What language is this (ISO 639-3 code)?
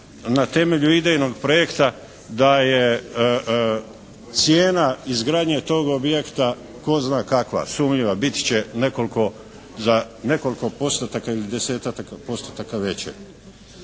hrv